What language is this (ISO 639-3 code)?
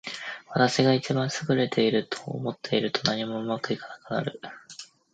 jpn